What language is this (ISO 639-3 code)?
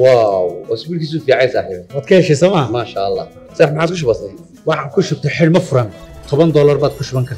ara